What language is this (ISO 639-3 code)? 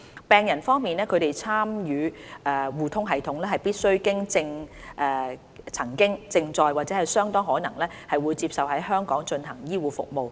yue